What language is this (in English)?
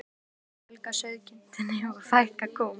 Icelandic